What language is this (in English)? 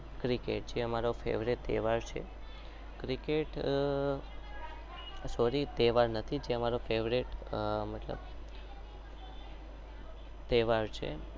Gujarati